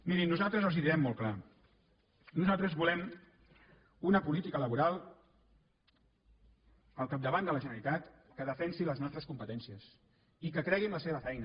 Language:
Catalan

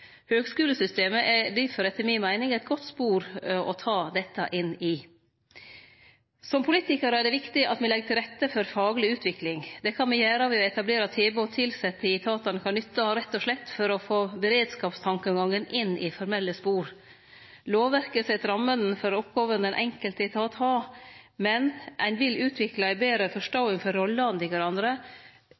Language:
Norwegian Nynorsk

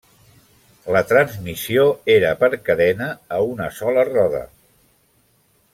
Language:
Catalan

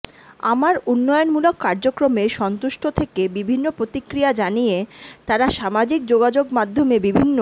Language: Bangla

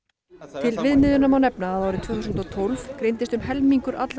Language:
Icelandic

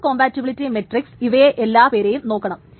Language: Malayalam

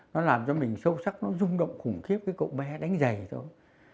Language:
Vietnamese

